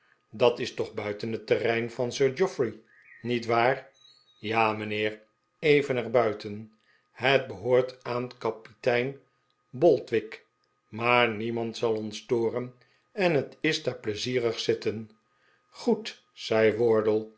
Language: Dutch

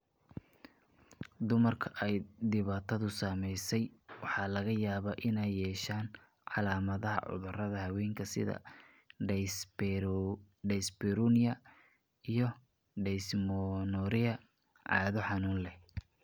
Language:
Somali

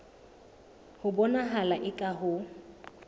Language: Southern Sotho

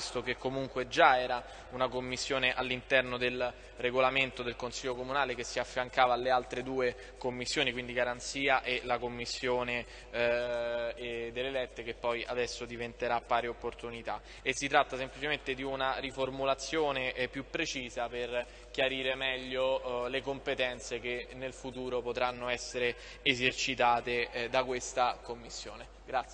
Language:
Italian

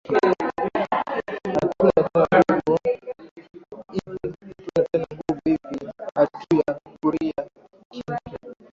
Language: Swahili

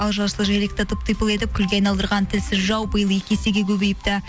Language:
Kazakh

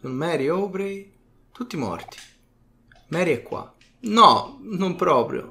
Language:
Italian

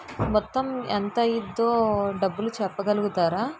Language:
Telugu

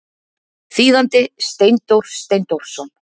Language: Icelandic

